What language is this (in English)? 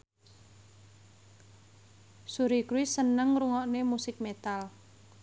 Javanese